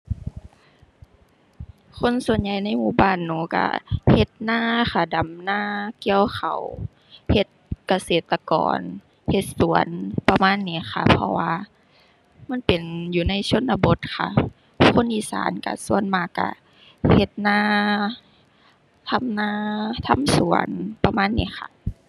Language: Thai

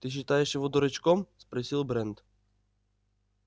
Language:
Russian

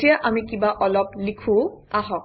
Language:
Assamese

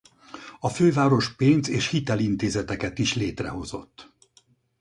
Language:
Hungarian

